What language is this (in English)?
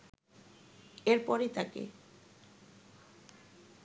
Bangla